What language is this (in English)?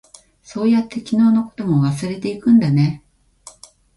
Japanese